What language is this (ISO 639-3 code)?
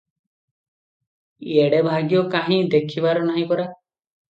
ori